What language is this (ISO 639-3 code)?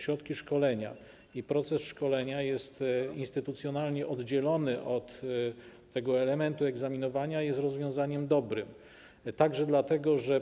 pol